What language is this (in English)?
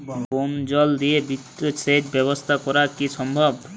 Bangla